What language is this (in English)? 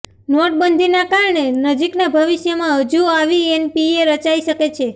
Gujarati